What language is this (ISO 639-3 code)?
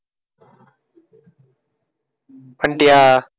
tam